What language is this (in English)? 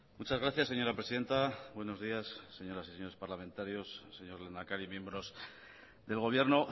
Spanish